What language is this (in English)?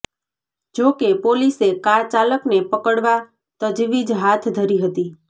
Gujarati